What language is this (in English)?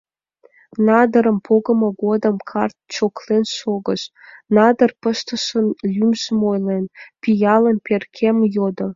Mari